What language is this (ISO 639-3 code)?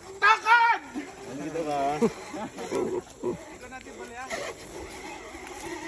ind